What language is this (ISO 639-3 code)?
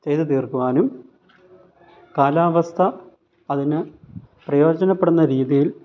mal